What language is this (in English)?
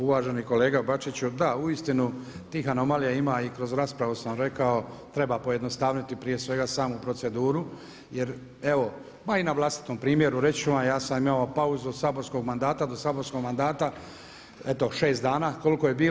Croatian